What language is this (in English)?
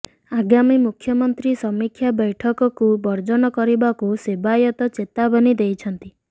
Odia